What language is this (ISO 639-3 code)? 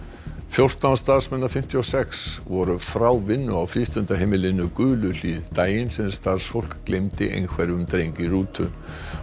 isl